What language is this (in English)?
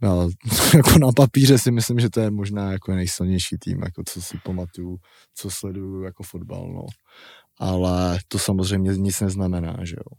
Czech